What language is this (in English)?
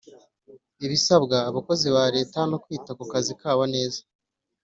Kinyarwanda